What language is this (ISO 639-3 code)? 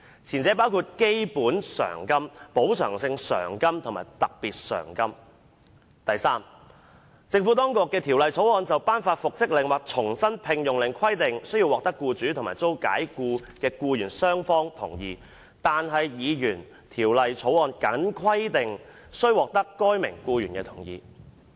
yue